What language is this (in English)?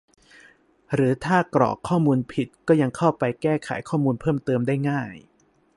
Thai